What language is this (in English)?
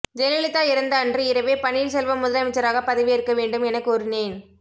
Tamil